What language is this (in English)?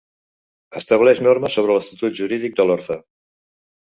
Catalan